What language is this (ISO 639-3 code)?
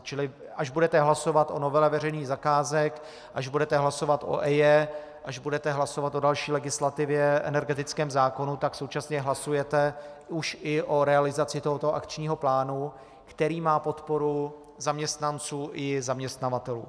ces